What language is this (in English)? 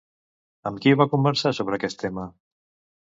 Catalan